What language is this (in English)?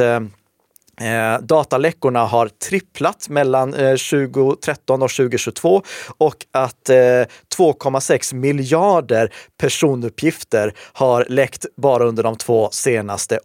Swedish